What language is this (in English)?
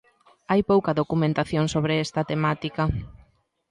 Galician